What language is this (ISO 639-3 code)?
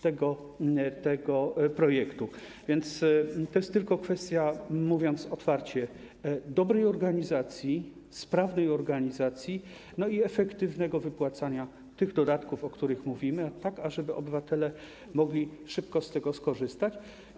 pol